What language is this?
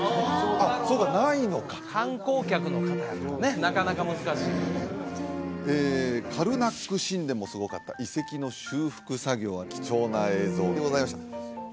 Japanese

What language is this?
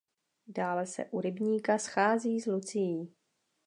Czech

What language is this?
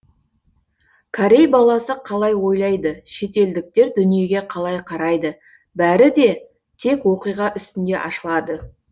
Kazakh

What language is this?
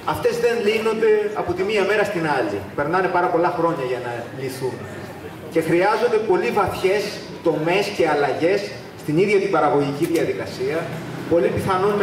Greek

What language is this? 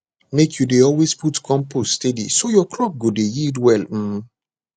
Nigerian Pidgin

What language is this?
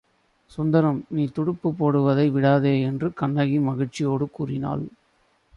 Tamil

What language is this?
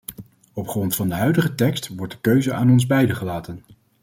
Dutch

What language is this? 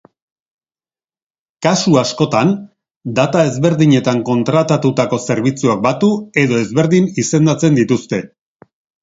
Basque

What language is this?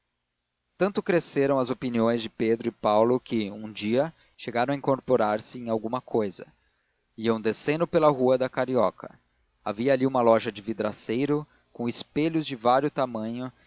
Portuguese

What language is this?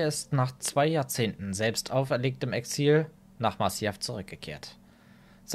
German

